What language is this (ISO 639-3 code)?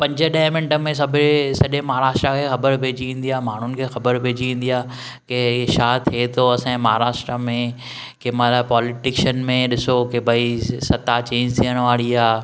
snd